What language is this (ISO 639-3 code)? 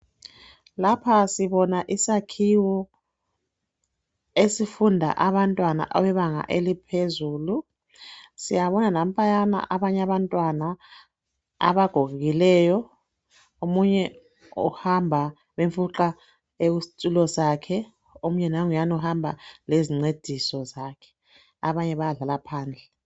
nde